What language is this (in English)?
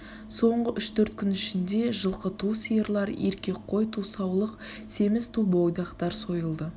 Kazakh